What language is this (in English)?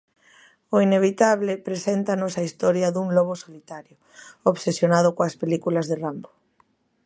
Galician